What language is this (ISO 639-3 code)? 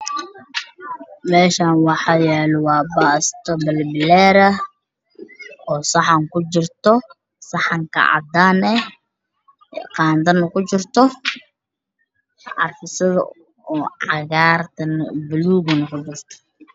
som